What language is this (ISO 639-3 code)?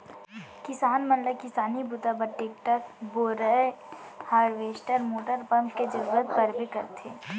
hne